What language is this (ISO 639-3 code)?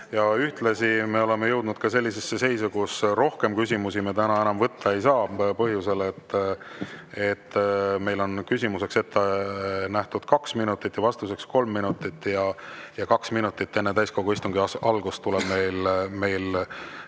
est